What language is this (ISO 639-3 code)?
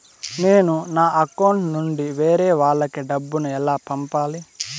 tel